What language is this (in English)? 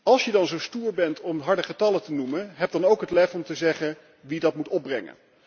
Dutch